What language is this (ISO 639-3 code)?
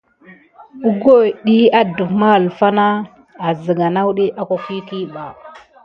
gid